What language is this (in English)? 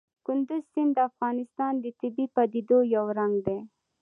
Pashto